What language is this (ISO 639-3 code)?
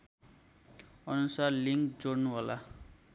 nep